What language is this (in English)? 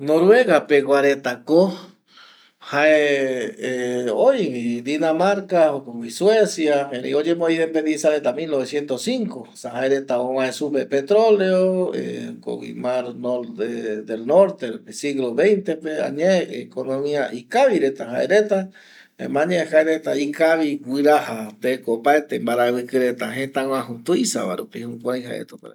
Eastern Bolivian Guaraní